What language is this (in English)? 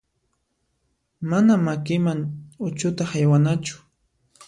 Puno Quechua